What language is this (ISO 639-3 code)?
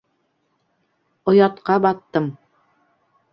bak